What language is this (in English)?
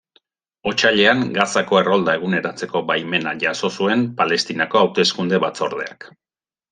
Basque